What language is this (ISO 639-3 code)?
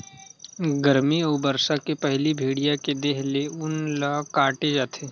hne